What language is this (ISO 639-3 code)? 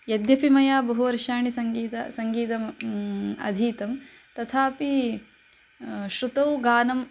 san